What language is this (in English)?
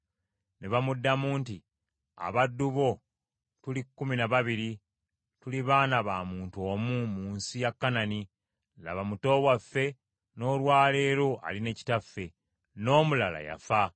Ganda